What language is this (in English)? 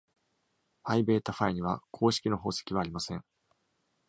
Japanese